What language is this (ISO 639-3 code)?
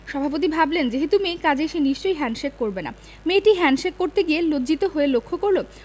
ben